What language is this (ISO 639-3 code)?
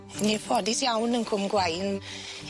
cym